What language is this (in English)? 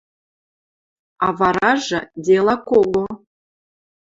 Western Mari